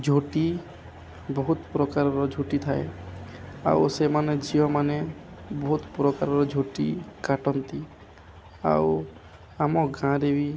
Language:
Odia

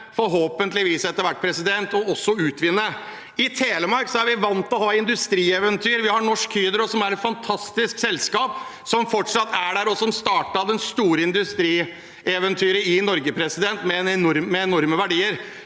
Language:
Norwegian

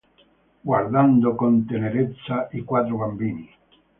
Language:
Italian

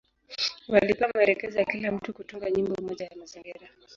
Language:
Swahili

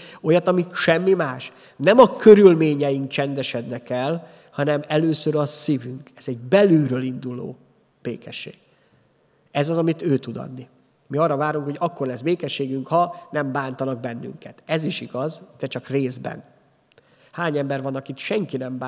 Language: Hungarian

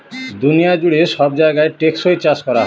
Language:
Bangla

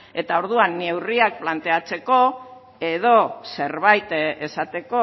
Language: Basque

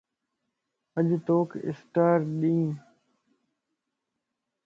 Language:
Lasi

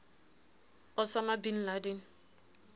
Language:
Southern Sotho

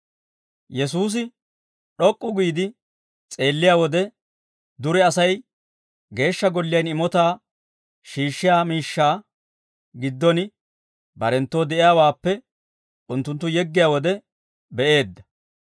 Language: Dawro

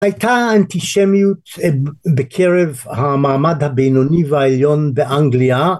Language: Hebrew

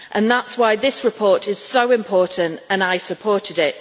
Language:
English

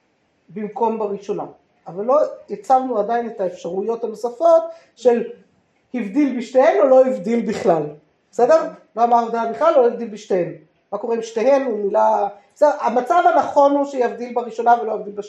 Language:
Hebrew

